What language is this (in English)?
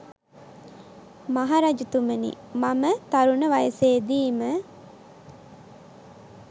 Sinhala